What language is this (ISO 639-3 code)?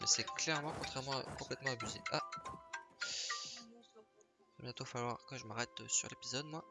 fra